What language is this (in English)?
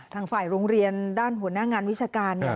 Thai